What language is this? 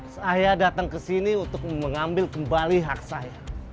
Indonesian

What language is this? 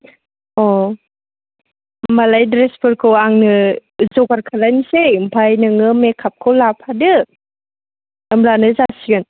Bodo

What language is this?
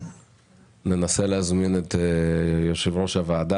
Hebrew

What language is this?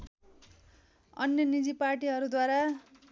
Nepali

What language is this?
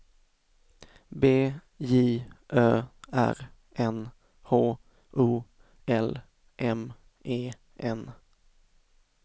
Swedish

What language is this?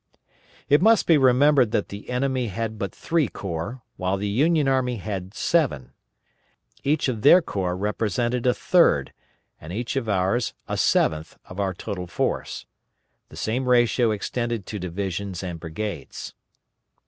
English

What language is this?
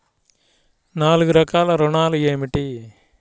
Telugu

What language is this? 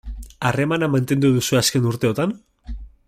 Basque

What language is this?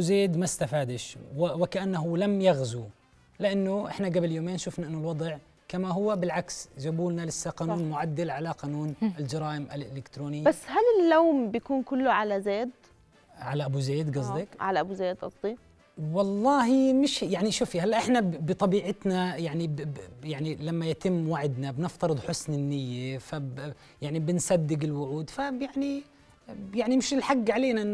Arabic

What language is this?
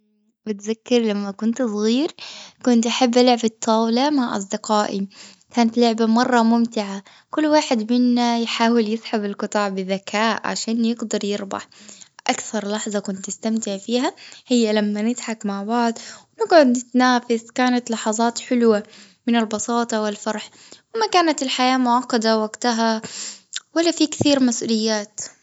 Gulf Arabic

